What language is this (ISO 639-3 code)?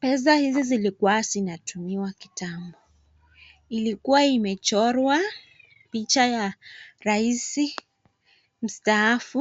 swa